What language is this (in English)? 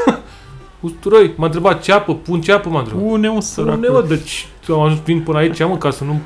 Romanian